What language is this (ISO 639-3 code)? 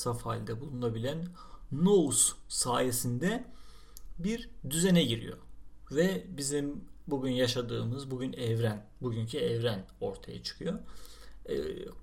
tur